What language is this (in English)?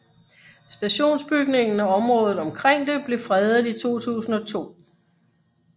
Danish